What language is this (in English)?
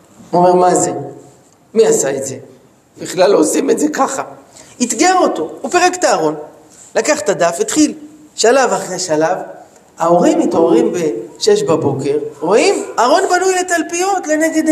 Hebrew